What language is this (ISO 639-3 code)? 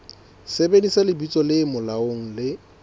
sot